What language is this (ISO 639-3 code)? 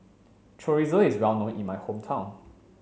eng